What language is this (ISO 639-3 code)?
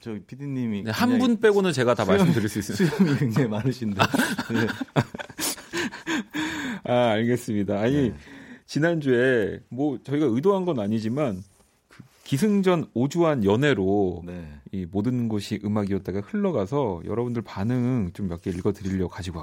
kor